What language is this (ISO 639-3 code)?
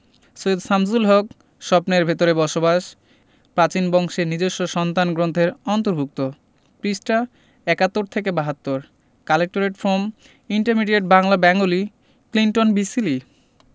ben